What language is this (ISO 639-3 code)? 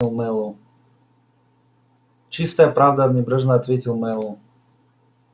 rus